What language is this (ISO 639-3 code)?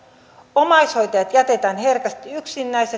fin